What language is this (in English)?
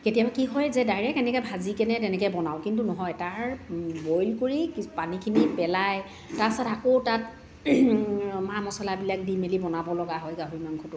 Assamese